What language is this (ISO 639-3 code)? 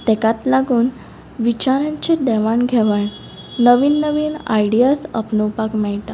kok